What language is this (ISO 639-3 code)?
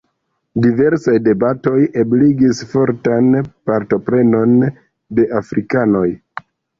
epo